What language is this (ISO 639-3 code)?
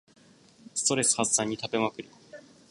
jpn